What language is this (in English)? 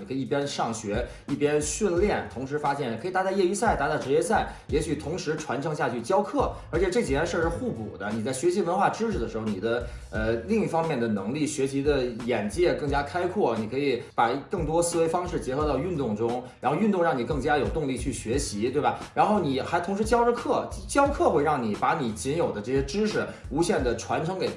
Chinese